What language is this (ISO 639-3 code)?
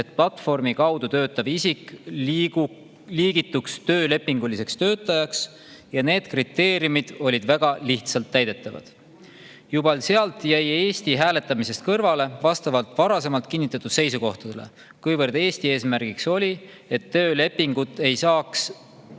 est